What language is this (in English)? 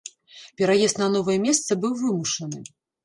Belarusian